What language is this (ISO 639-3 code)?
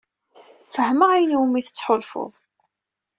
kab